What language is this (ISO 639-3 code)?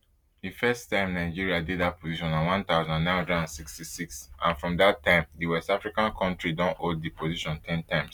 pcm